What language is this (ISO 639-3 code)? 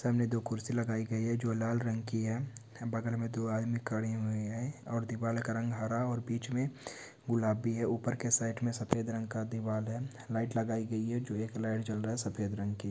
hin